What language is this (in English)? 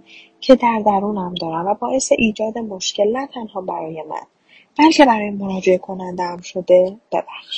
Persian